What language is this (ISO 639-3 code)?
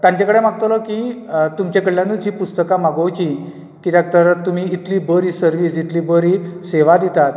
kok